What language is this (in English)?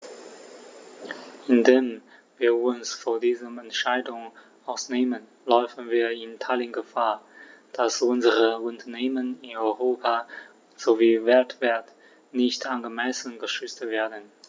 German